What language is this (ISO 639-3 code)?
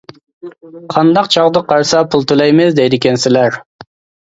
uig